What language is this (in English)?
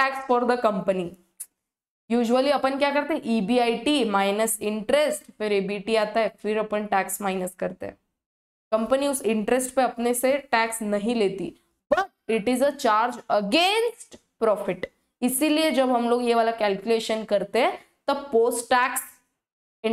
Hindi